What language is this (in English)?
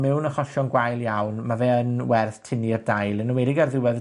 Welsh